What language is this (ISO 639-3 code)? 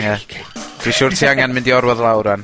cym